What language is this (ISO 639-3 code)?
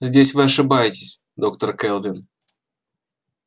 rus